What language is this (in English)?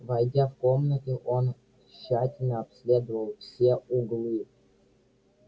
Russian